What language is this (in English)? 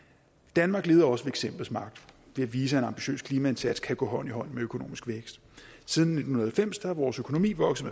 Danish